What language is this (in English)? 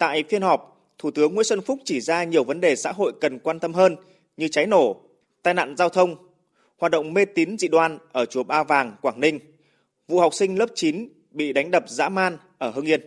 Vietnamese